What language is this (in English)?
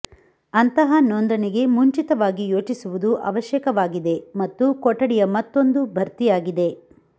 Kannada